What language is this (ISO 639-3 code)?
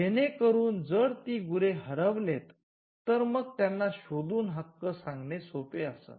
mar